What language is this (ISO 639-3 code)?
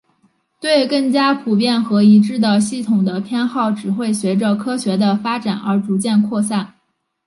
zho